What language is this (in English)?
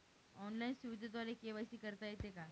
Marathi